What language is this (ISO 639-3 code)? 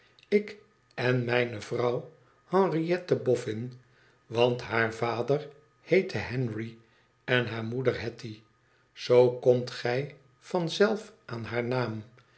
nld